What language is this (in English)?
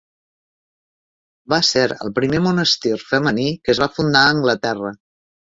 Catalan